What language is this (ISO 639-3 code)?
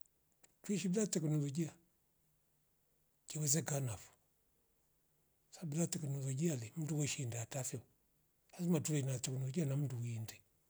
rof